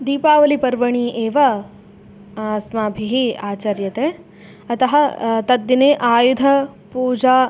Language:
Sanskrit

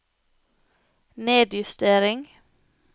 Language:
Norwegian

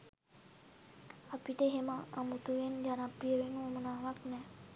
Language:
Sinhala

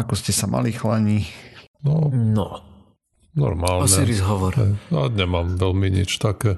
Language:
Slovak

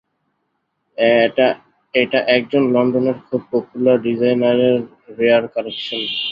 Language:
Bangla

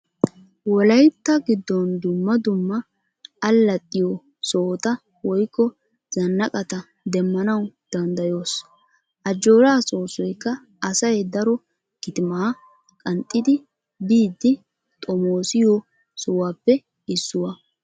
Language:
Wolaytta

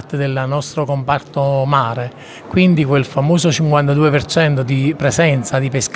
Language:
Italian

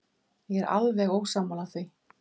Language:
Icelandic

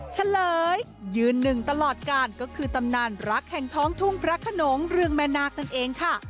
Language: Thai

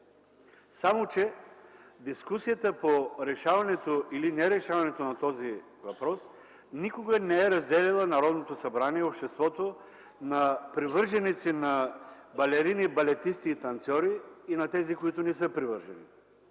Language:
Bulgarian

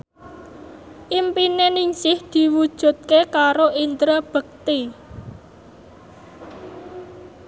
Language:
Javanese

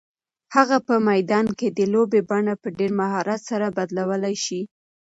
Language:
Pashto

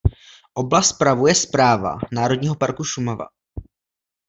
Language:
Czech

